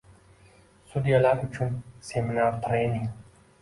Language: Uzbek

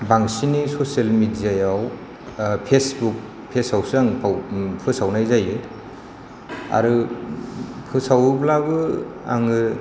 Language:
Bodo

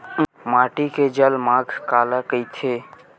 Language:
Chhattisgarhi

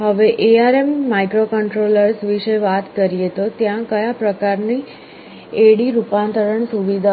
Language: Gujarati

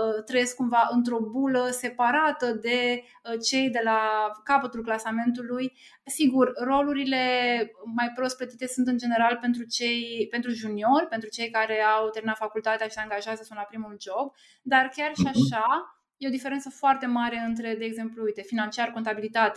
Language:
Romanian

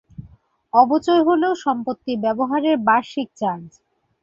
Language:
Bangla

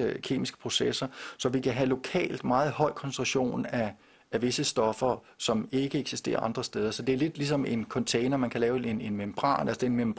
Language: Danish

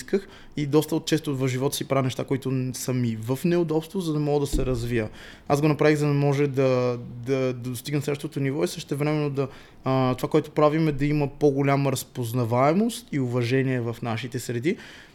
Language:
Bulgarian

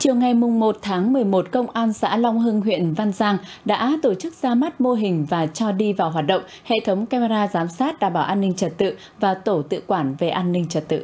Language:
Vietnamese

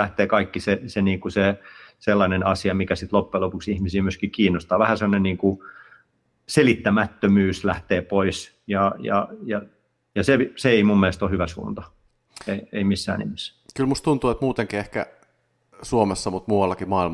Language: Finnish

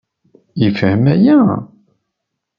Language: Kabyle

